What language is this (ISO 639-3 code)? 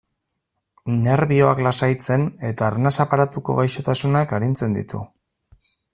eus